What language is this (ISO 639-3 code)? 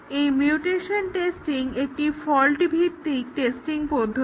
ben